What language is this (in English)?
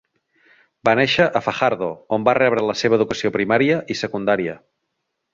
Catalan